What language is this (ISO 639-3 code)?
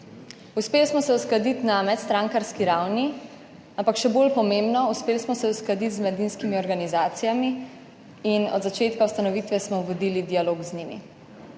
slv